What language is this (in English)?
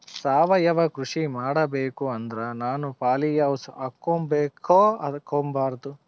Kannada